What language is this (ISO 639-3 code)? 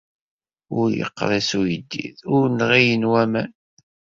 kab